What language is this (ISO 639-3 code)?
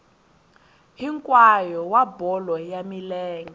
tso